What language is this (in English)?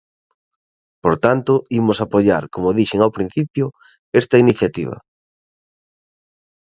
Galician